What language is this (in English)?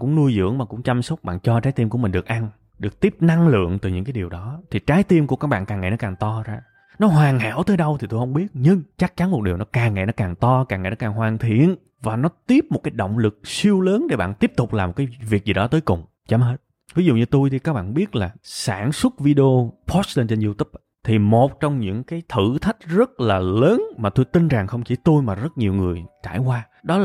Vietnamese